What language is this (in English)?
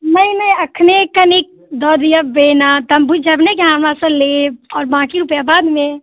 Maithili